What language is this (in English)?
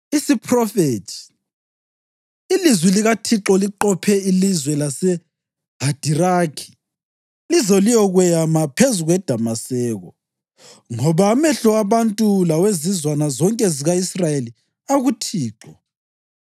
North Ndebele